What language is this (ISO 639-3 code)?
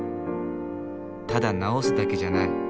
jpn